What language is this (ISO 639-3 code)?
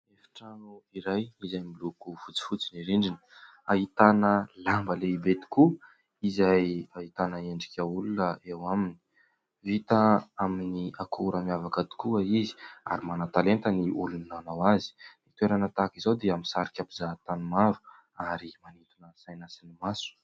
mlg